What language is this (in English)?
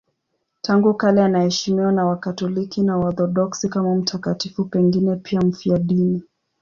Swahili